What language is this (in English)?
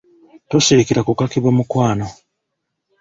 Ganda